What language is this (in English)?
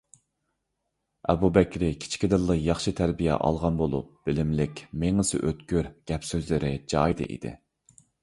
Uyghur